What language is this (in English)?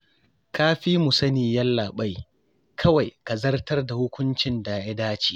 Hausa